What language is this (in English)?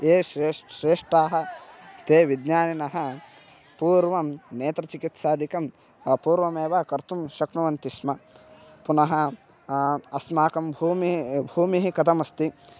Sanskrit